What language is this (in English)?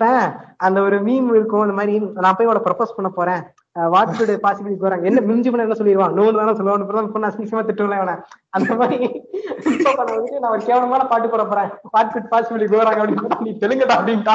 Tamil